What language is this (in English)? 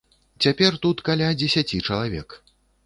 Belarusian